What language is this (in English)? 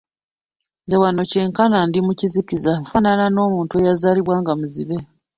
Ganda